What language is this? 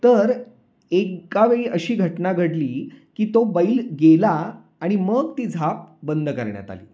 Marathi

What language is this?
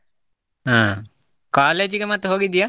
Kannada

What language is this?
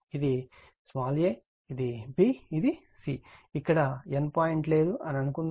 Telugu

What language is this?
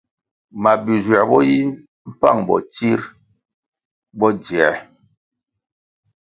Kwasio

